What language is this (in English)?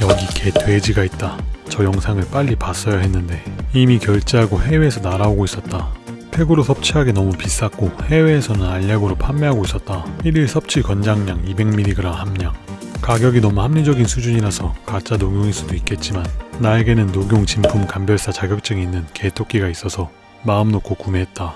Korean